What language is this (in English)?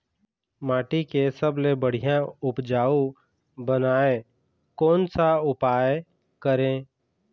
Chhattisgarhi